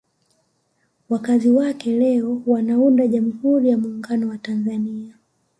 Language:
Swahili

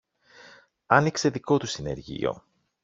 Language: Greek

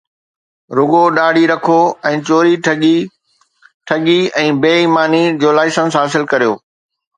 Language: Sindhi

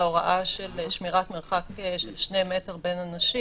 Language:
Hebrew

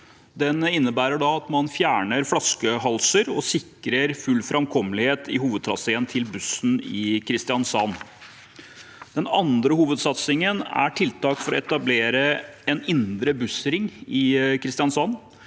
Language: Norwegian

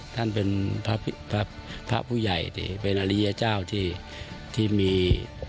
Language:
Thai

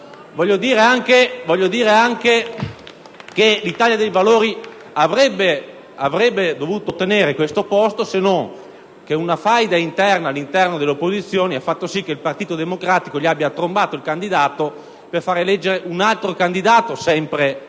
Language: Italian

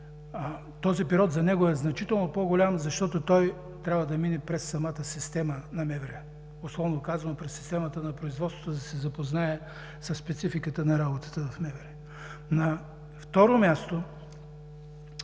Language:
Bulgarian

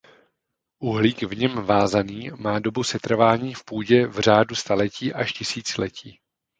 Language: Czech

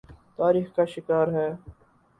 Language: Urdu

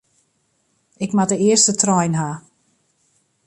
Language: Western Frisian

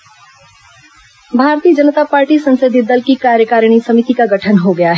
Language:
Hindi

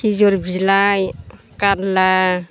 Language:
Bodo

